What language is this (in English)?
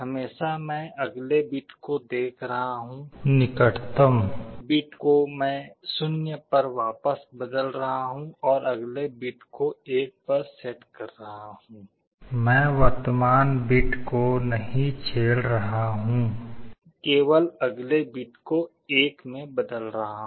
Hindi